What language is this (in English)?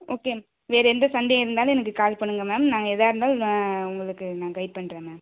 Tamil